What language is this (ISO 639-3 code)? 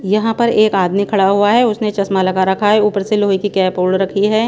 hin